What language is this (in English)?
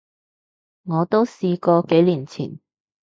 Cantonese